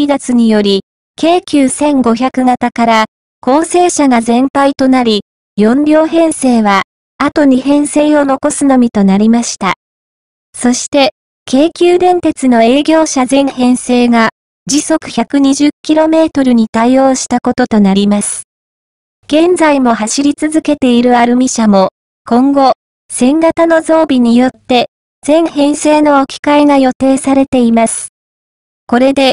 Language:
Japanese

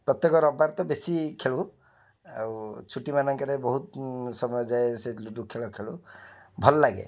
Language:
Odia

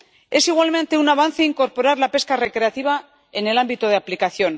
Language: Spanish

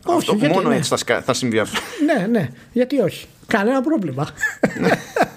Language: Greek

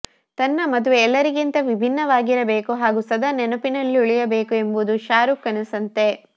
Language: Kannada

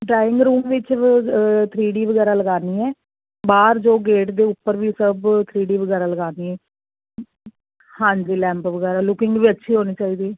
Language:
Punjabi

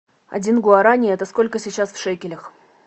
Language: Russian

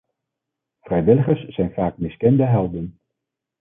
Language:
Dutch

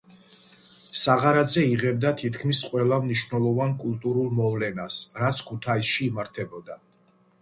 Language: Georgian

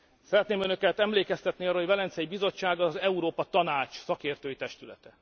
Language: Hungarian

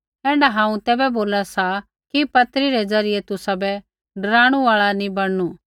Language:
Kullu Pahari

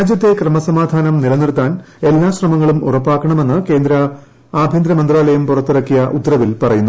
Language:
Malayalam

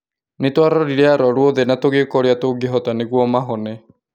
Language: Kikuyu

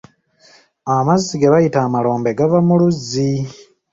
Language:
Ganda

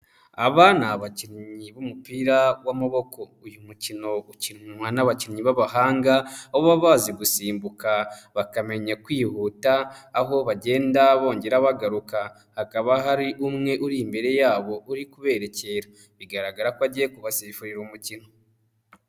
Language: Kinyarwanda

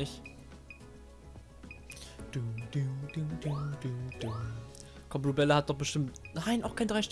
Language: German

